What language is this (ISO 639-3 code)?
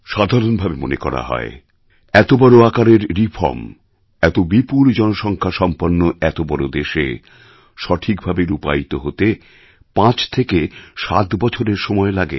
ben